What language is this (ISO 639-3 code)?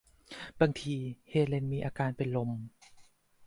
tha